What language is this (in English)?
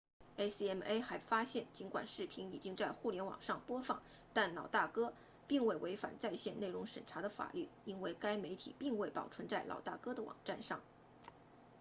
Chinese